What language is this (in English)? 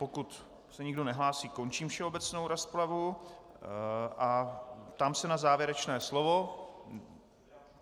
Czech